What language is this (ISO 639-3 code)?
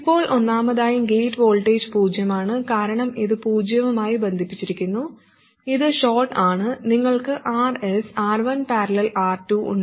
mal